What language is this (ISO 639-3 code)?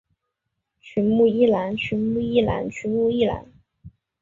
zho